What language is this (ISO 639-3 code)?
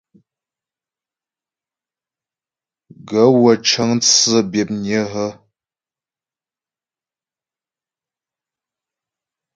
bbj